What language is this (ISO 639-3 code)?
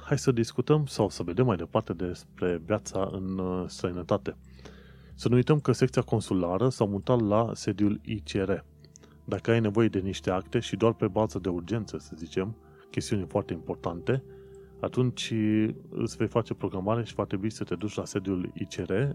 ron